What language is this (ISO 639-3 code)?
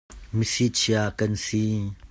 cnh